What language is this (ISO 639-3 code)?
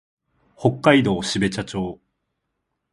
jpn